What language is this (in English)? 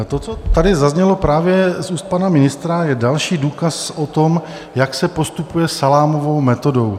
Czech